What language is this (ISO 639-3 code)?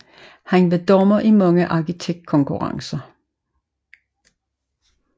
dan